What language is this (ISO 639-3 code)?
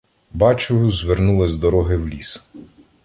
ukr